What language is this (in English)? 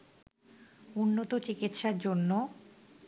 Bangla